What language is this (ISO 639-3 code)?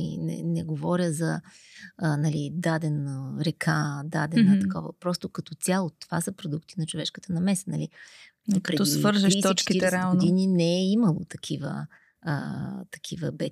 bul